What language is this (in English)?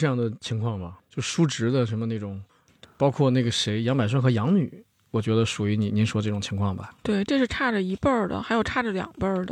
Chinese